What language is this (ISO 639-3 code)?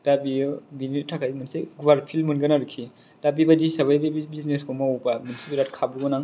brx